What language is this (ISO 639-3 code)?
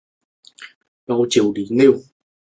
zho